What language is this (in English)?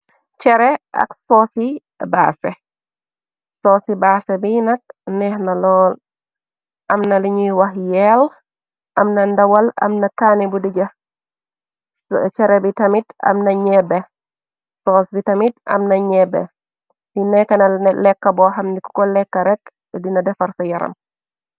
Wolof